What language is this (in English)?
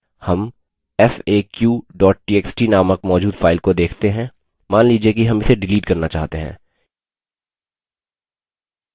Hindi